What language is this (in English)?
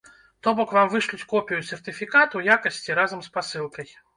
Belarusian